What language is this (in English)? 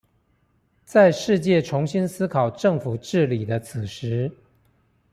Chinese